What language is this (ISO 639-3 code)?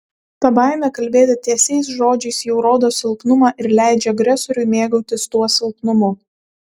lit